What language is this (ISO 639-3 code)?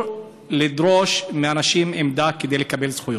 heb